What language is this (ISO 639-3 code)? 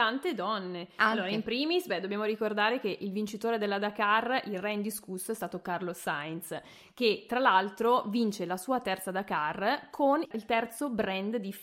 ita